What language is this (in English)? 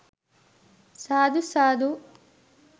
Sinhala